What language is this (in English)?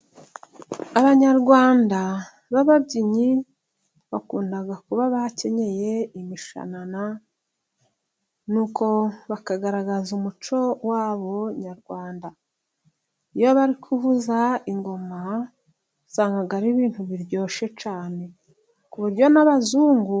Kinyarwanda